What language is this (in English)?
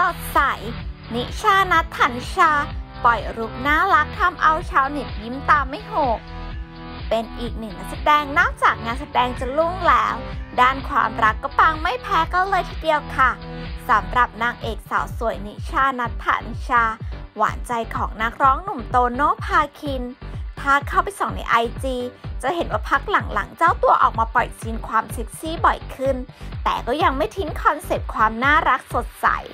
Thai